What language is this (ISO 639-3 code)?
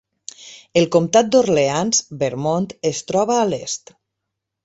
cat